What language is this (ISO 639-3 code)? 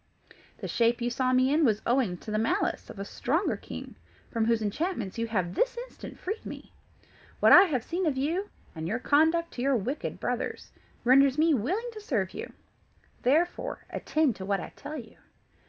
eng